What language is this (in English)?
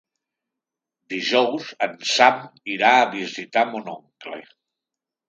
Catalan